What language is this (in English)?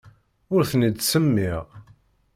Kabyle